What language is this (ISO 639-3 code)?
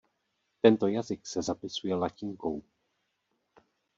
ces